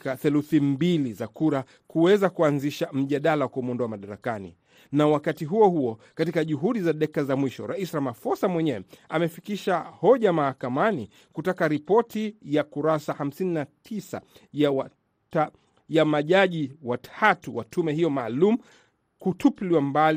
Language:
Swahili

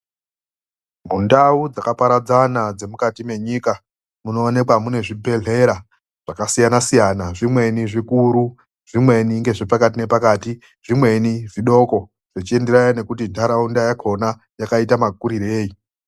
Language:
Ndau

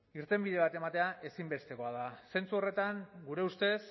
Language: Basque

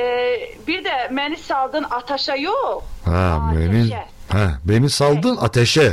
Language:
Turkish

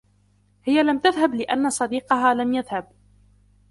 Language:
Arabic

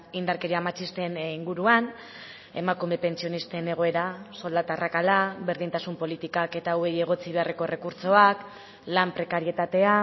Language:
Basque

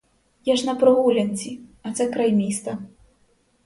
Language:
Ukrainian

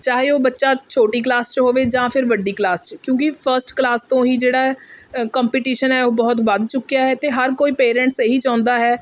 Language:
Punjabi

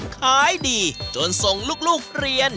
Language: Thai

